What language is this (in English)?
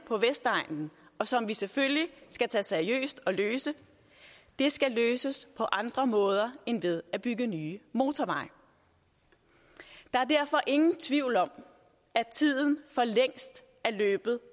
Danish